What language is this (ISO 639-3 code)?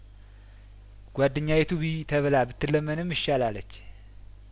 amh